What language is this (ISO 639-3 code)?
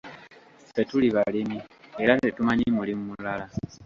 lug